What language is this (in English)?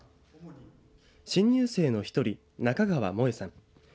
Japanese